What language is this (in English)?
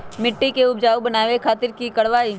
Magahi